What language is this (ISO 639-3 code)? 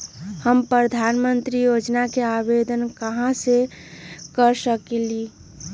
mag